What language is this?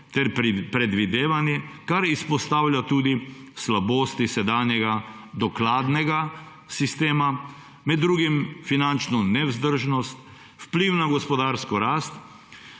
Slovenian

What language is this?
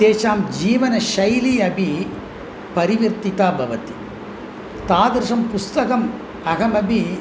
Sanskrit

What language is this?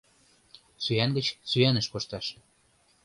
Mari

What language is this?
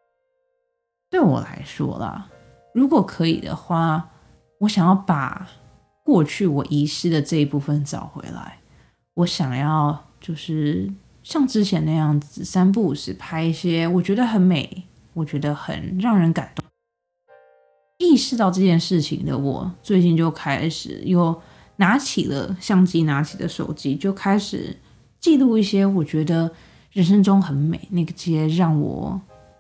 Chinese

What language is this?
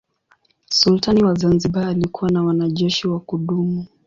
Swahili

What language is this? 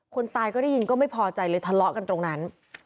Thai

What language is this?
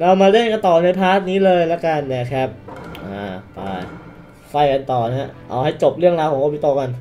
Thai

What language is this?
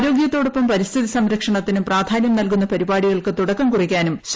Malayalam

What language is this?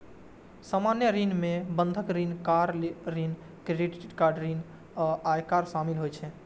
Maithili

